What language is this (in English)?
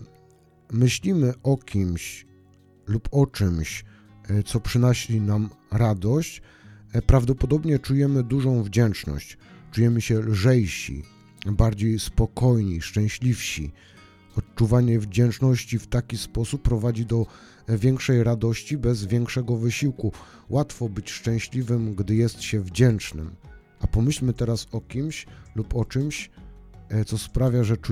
Polish